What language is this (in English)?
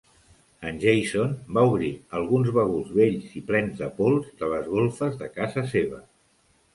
Catalan